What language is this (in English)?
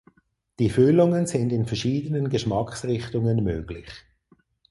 German